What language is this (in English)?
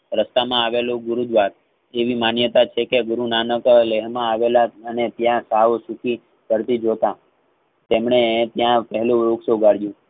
Gujarati